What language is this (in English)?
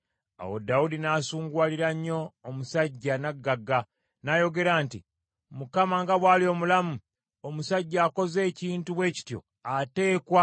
Ganda